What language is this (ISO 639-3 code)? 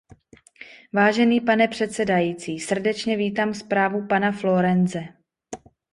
ces